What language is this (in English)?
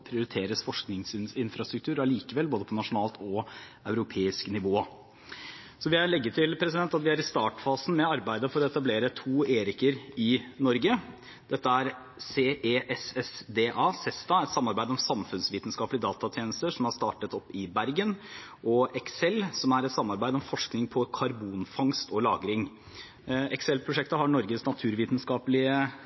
Norwegian Bokmål